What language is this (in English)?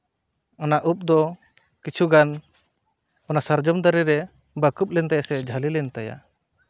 Santali